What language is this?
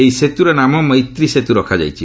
Odia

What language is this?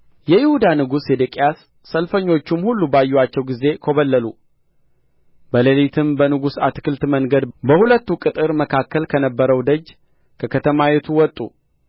Amharic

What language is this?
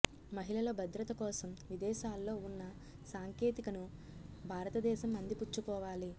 Telugu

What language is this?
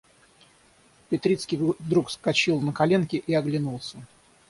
Russian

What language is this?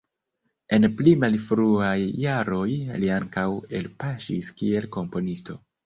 Esperanto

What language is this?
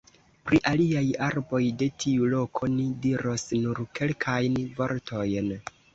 Esperanto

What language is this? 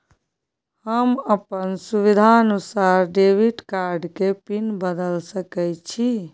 Maithili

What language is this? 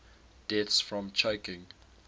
English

